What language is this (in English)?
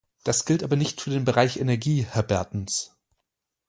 German